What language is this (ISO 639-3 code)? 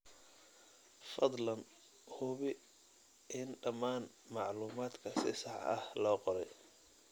som